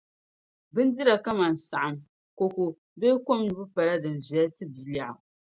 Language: Dagbani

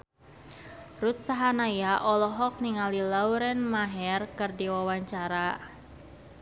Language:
Sundanese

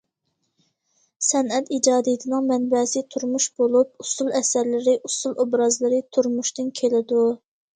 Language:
Uyghur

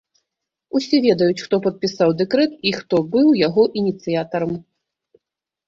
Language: Belarusian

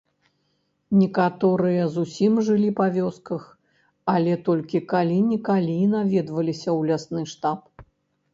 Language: Belarusian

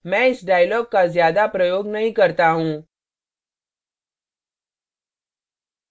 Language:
Hindi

